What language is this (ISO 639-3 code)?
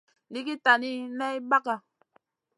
mcn